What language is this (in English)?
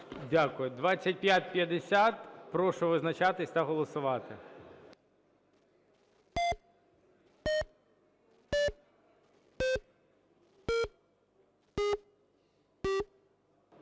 Ukrainian